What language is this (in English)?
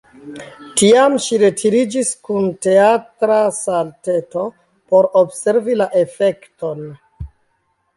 Esperanto